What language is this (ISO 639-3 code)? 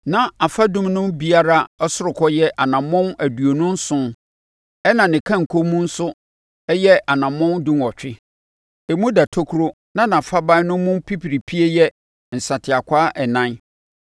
aka